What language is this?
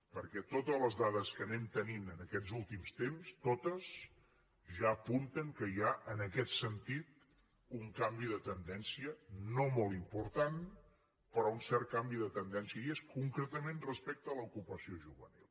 Catalan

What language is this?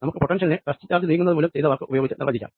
Malayalam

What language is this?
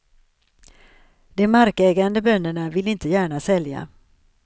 Swedish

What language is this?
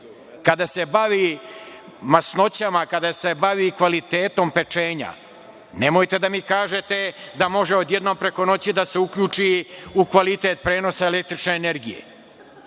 Serbian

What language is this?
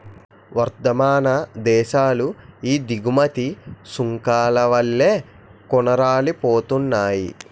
Telugu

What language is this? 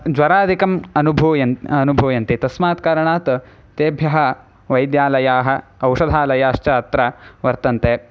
Sanskrit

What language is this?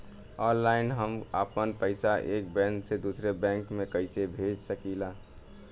Bhojpuri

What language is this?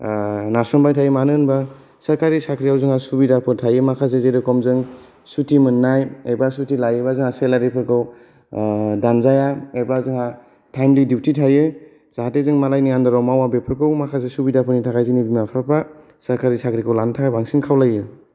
Bodo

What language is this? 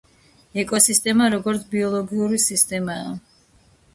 Georgian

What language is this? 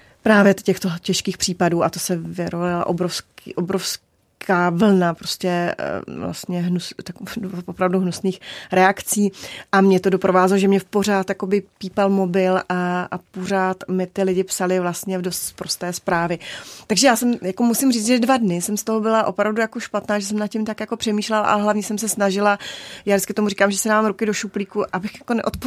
Czech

